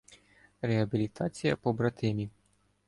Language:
Ukrainian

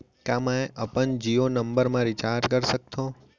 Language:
Chhattisgarhi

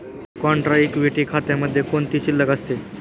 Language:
Marathi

